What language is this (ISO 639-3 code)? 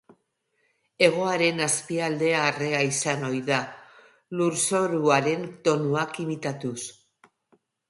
eus